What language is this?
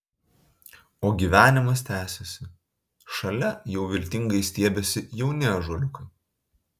Lithuanian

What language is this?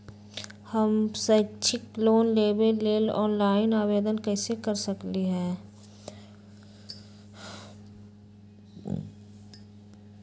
Magahi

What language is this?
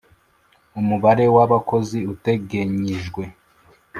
Kinyarwanda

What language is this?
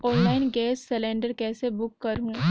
Chhattisgarhi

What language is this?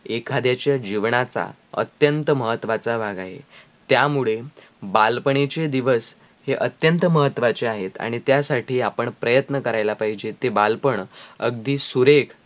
Marathi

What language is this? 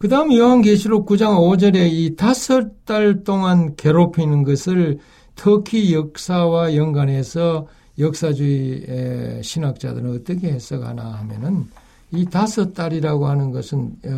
Korean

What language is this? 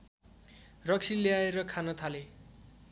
Nepali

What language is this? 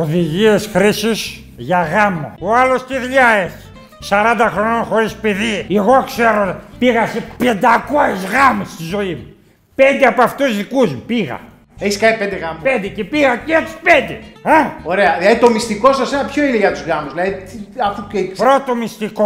Greek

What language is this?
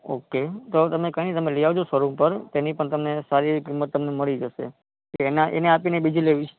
Gujarati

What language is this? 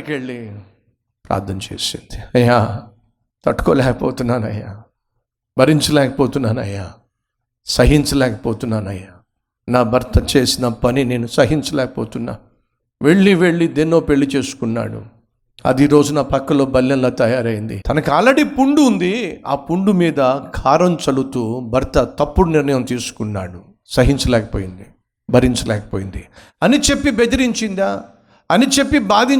Telugu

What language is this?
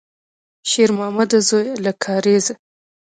Pashto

